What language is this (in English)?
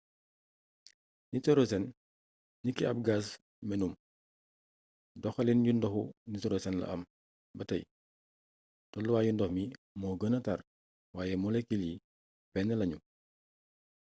Wolof